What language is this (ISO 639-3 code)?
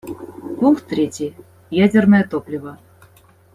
rus